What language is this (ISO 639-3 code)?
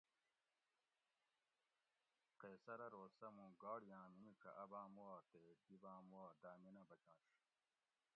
gwc